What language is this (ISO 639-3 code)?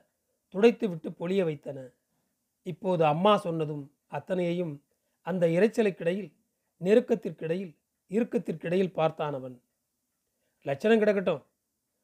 tam